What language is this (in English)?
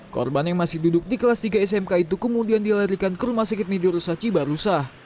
Indonesian